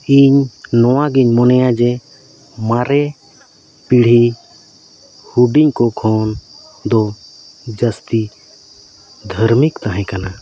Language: Santali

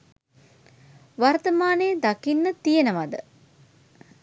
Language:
Sinhala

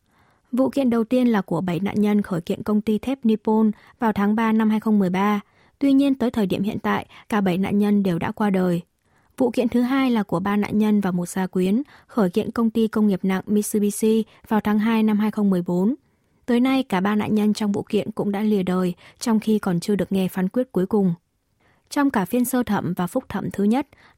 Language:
Vietnamese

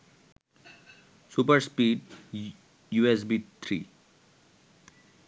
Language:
Bangla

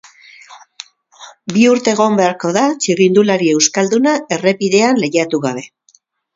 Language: Basque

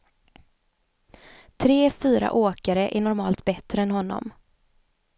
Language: Swedish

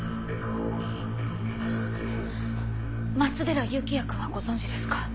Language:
Japanese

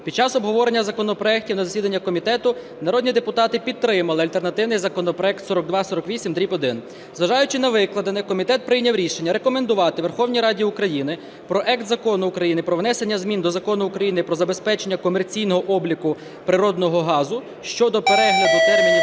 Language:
Ukrainian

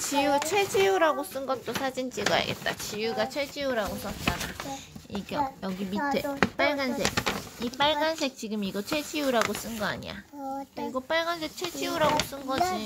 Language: Korean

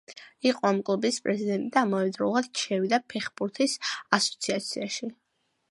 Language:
Georgian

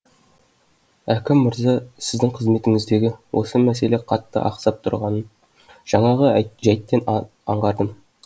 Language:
Kazakh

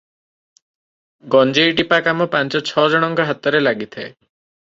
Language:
Odia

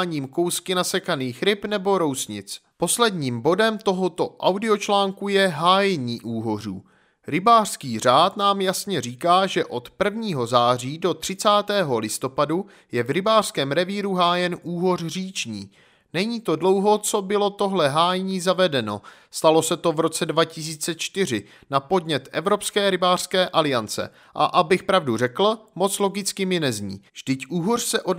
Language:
Czech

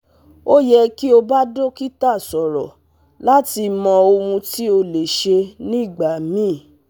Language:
Yoruba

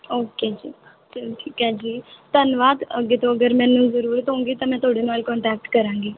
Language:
Punjabi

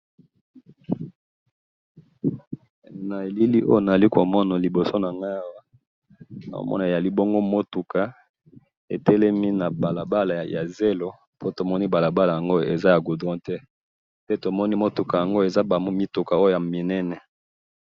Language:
Lingala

